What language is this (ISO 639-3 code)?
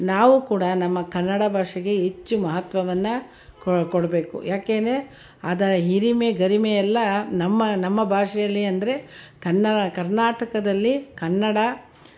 kan